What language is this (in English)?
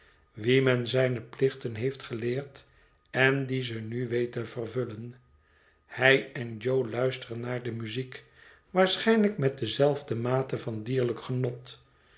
Dutch